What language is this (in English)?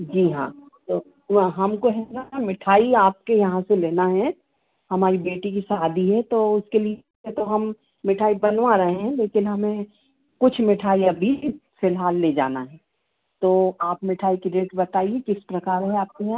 Hindi